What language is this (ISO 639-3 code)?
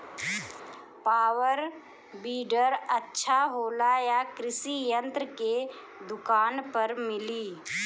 bho